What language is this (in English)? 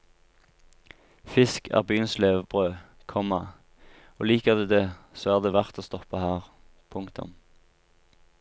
Norwegian